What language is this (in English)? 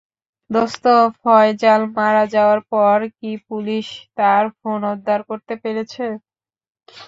Bangla